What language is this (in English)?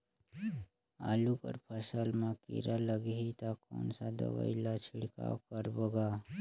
Chhattisgarhi